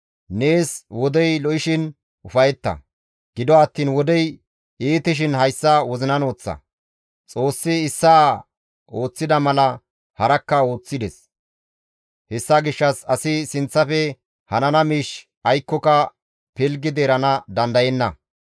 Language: Gamo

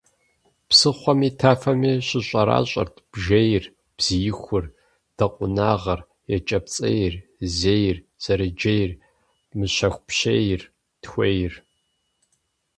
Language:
Kabardian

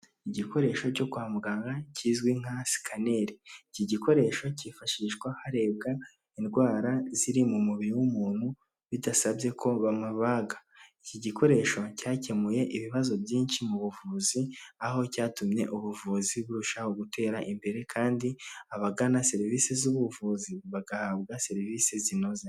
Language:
Kinyarwanda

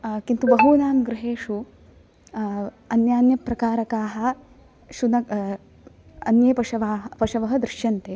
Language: Sanskrit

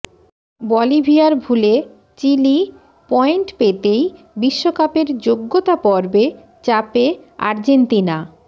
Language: Bangla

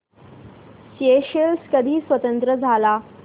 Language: Marathi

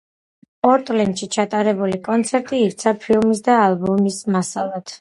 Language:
Georgian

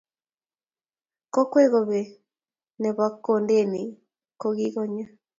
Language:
Kalenjin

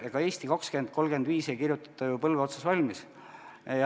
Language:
Estonian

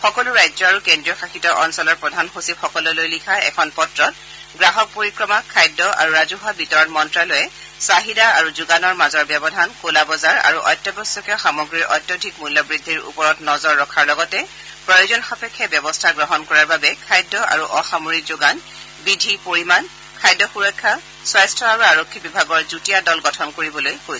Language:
Assamese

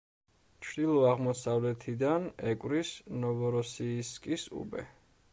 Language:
Georgian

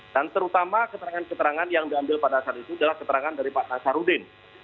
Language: Indonesian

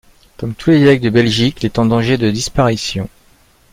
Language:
French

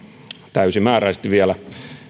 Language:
Finnish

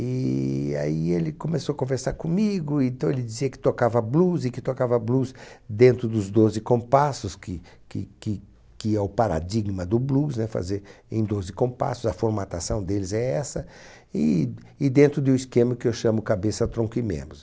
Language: Portuguese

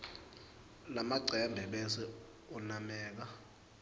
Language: Swati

